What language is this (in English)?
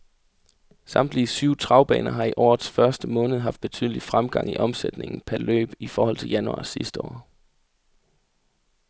Danish